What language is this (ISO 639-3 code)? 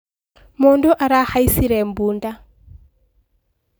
kik